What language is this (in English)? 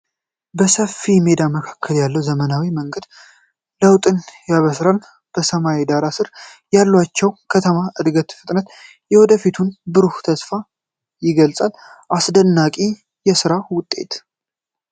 Amharic